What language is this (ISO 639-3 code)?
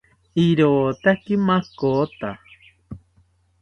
cpy